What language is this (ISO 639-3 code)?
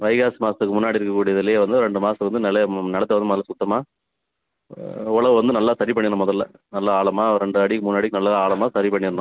tam